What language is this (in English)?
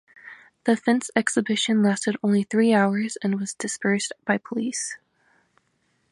English